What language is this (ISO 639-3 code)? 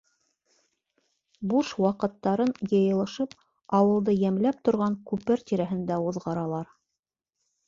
bak